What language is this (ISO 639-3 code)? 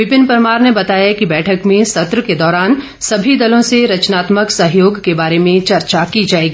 hin